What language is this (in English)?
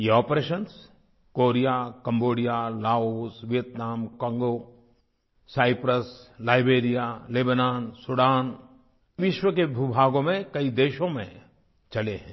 Hindi